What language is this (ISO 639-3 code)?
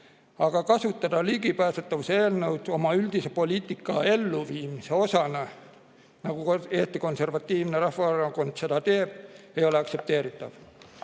est